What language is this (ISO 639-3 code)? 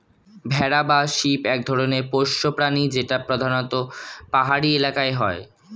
ben